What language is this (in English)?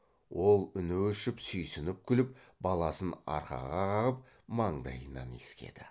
Kazakh